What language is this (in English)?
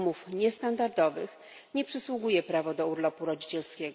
Polish